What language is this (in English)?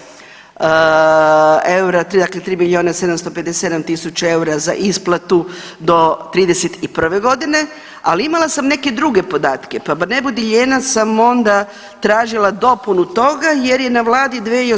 Croatian